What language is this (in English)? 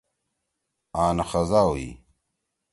Torwali